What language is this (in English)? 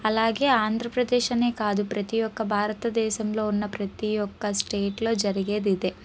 Telugu